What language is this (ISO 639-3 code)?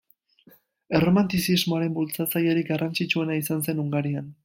eus